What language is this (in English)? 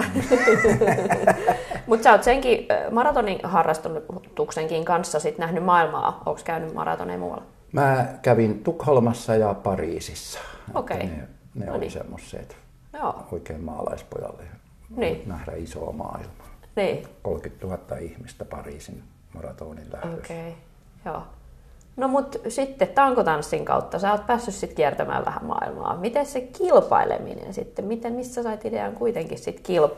Finnish